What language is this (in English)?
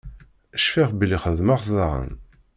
Kabyle